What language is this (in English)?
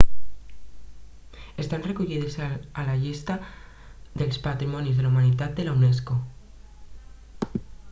Catalan